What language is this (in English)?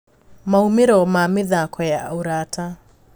Kikuyu